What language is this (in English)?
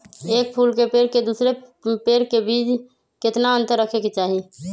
Magahi